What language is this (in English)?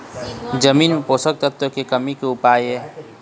Chhattisgarhi